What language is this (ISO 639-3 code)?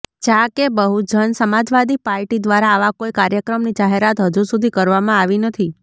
guj